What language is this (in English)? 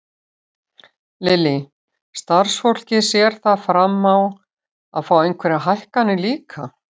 Icelandic